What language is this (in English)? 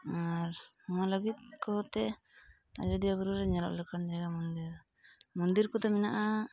Santali